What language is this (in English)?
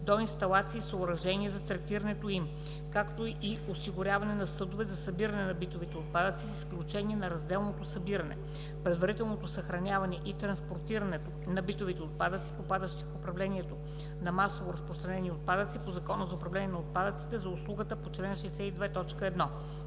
Bulgarian